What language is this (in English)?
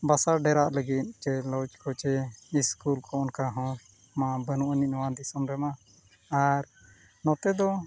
Santali